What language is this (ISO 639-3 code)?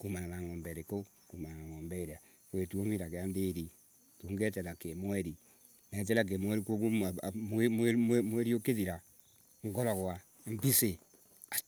ebu